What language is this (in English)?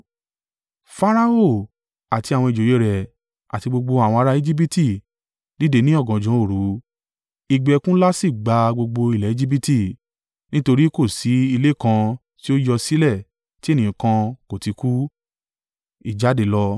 Yoruba